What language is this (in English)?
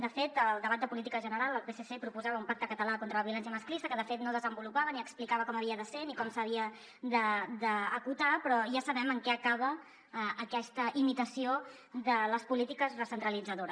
Catalan